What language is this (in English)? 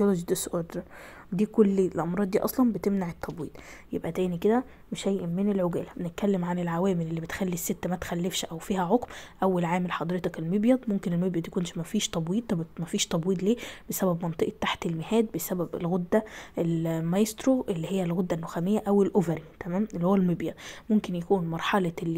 Arabic